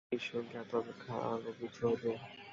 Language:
Bangla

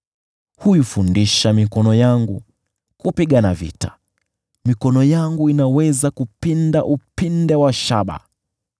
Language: Swahili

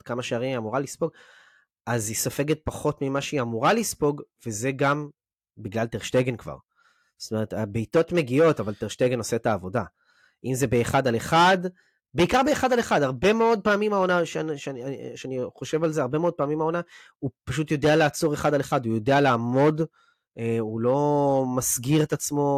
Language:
Hebrew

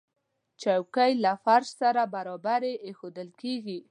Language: Pashto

